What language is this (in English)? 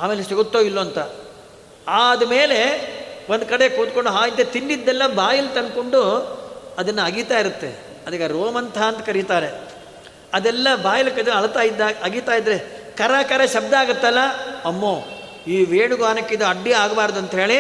Kannada